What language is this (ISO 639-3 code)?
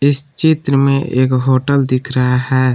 hin